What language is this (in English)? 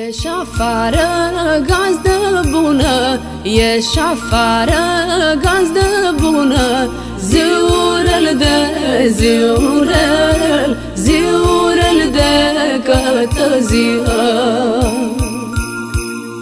Romanian